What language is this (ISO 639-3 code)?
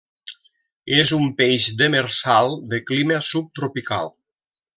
cat